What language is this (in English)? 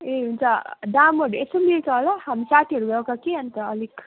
Nepali